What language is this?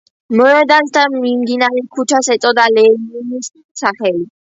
Georgian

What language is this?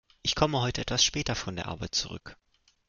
German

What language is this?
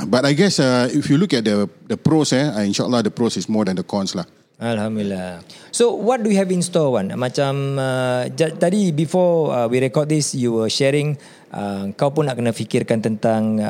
Malay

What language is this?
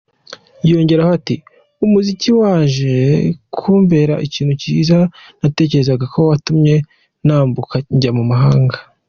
Kinyarwanda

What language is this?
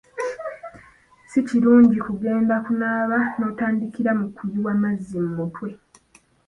Ganda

